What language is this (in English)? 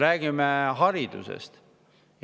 Estonian